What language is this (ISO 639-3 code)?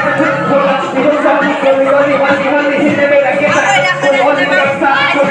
fij